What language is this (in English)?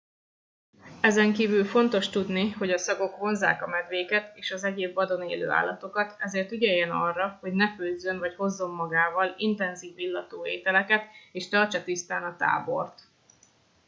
Hungarian